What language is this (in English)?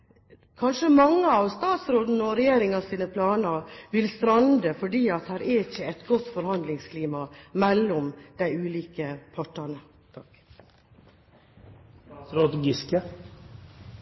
Norwegian Bokmål